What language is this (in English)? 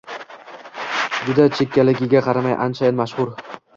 Uzbek